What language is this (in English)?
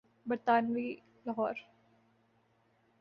Urdu